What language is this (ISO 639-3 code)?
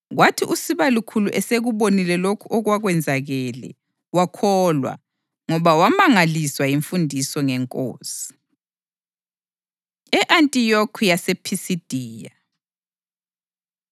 nde